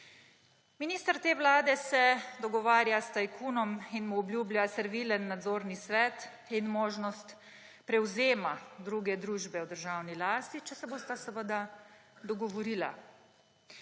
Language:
Slovenian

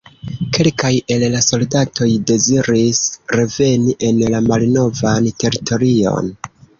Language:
Esperanto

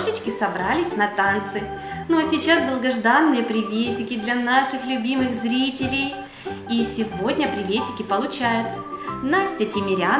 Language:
Russian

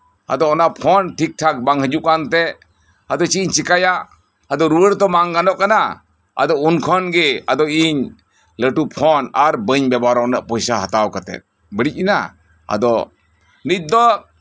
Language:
Santali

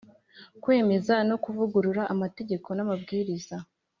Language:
Kinyarwanda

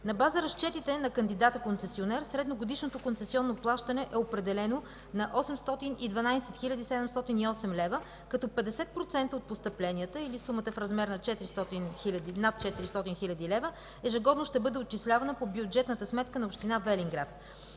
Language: Bulgarian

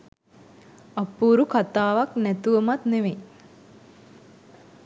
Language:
Sinhala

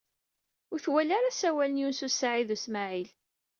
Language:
Kabyle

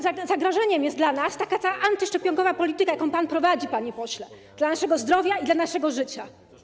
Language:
Polish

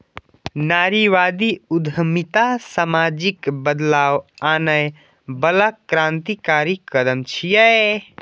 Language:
Maithili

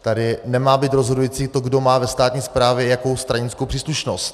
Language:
Czech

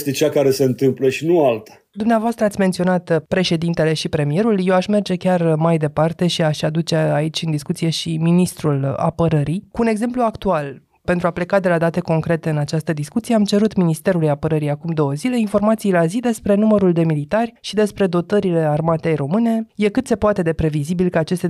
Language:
Romanian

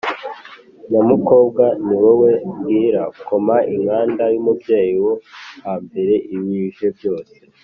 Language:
Kinyarwanda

